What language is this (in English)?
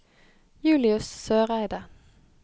Norwegian